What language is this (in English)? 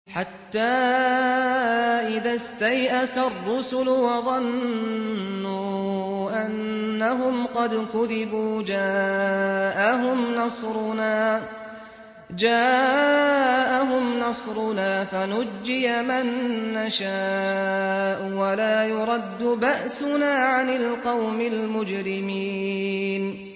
Arabic